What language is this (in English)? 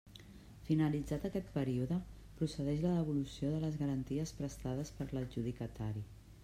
Catalan